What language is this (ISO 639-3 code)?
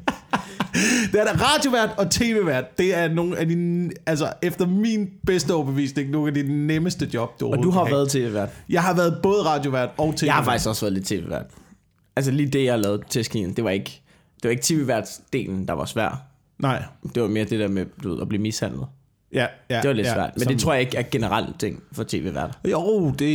dan